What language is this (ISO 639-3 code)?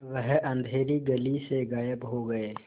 hin